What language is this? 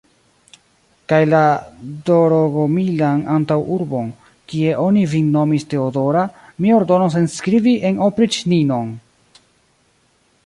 Esperanto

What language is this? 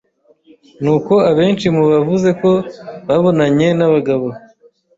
Kinyarwanda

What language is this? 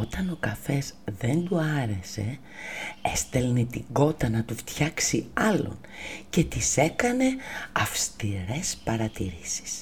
Greek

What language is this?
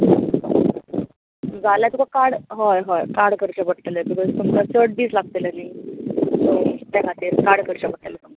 Konkani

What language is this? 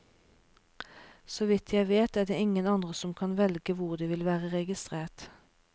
Norwegian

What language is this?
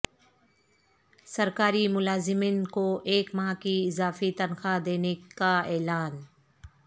Urdu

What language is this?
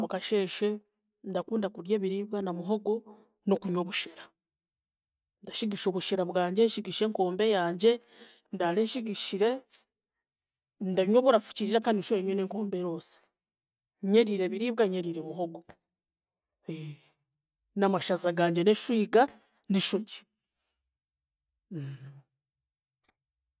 Chiga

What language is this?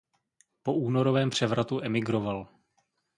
Czech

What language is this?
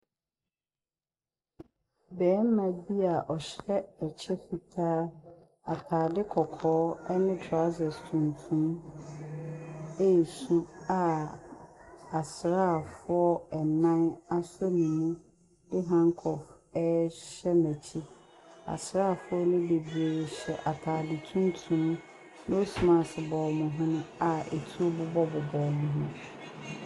Akan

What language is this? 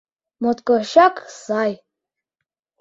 Mari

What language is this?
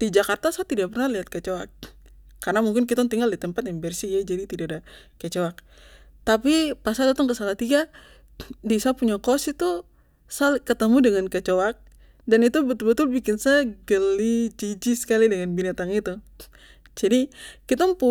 Papuan Malay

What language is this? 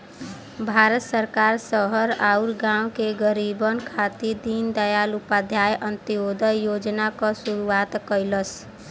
Bhojpuri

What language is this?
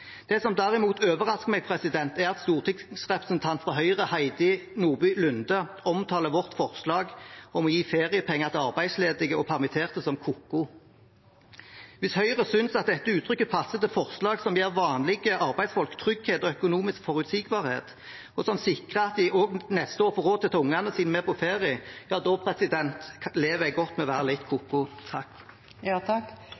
Norwegian Bokmål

